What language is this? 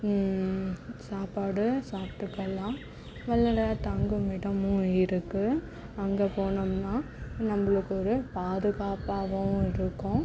Tamil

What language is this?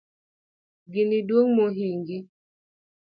Luo (Kenya and Tanzania)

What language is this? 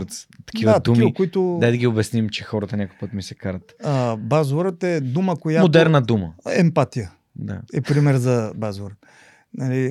Bulgarian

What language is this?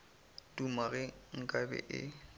Northern Sotho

